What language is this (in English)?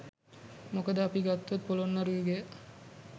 Sinhala